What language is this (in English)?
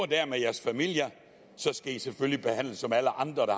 Danish